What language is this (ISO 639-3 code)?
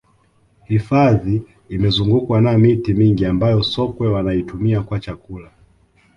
swa